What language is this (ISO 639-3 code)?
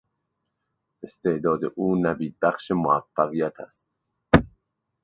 fas